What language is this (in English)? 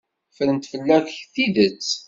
Kabyle